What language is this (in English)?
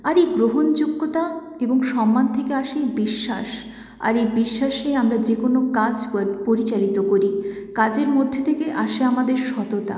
Bangla